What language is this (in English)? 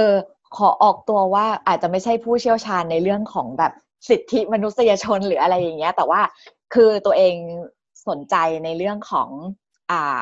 Thai